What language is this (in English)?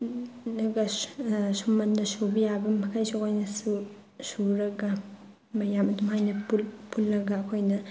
Manipuri